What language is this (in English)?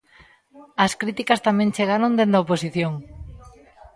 Galician